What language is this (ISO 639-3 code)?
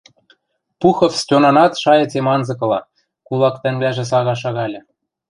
mrj